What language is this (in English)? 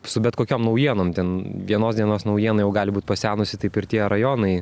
Lithuanian